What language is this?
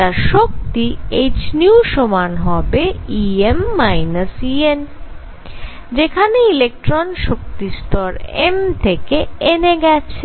Bangla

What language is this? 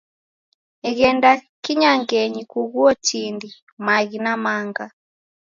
Taita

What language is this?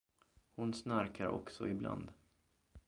Swedish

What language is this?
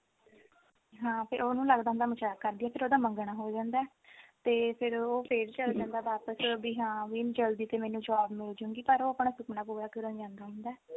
Punjabi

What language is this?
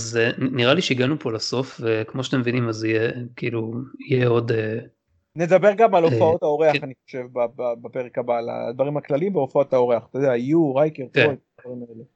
Hebrew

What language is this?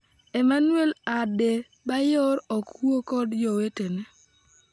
Luo (Kenya and Tanzania)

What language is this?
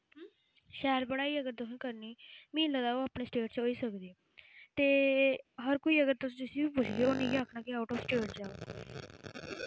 Dogri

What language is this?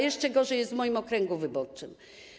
Polish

